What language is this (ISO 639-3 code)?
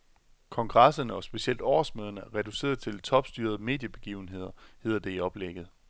dan